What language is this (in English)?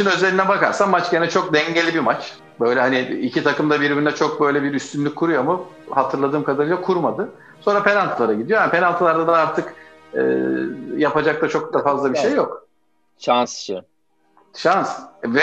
Turkish